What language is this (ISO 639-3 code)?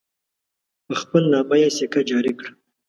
pus